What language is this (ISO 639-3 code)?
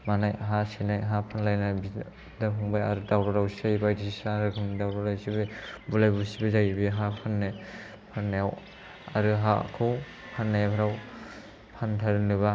brx